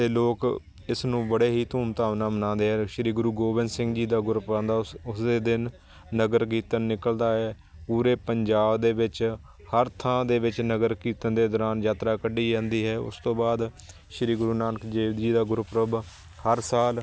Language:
Punjabi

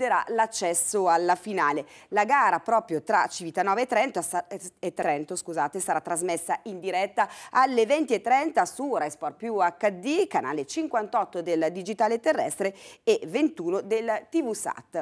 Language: Italian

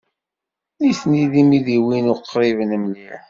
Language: Kabyle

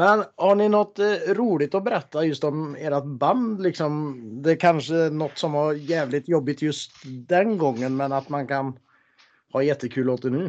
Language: Swedish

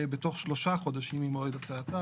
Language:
Hebrew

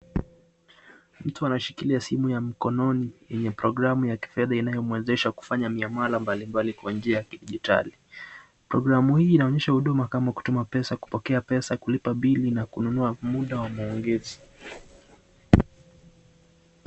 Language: Swahili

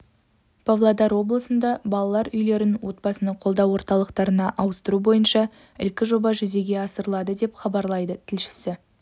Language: Kazakh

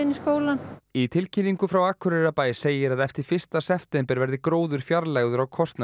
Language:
Icelandic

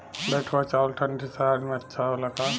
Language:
Bhojpuri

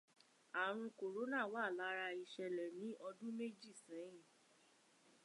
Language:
Yoruba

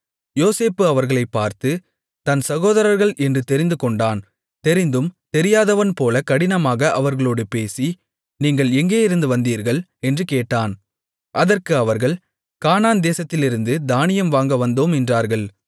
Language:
Tamil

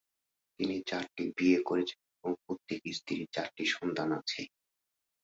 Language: Bangla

